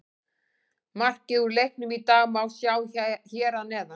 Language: Icelandic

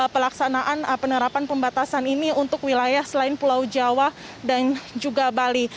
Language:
Indonesian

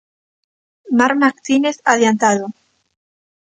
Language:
Galician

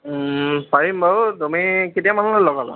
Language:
Assamese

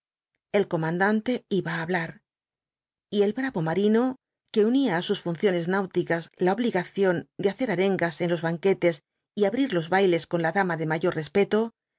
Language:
Spanish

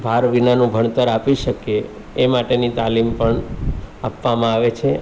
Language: Gujarati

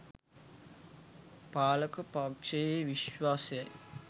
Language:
Sinhala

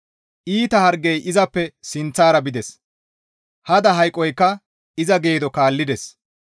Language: Gamo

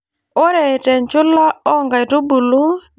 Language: Masai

